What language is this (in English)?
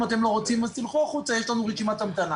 Hebrew